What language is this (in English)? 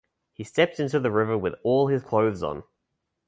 English